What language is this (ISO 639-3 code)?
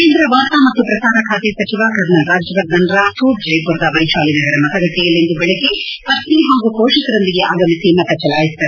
kan